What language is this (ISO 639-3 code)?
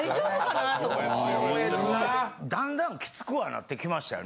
jpn